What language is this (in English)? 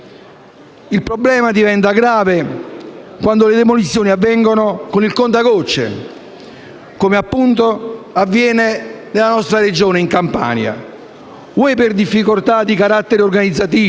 Italian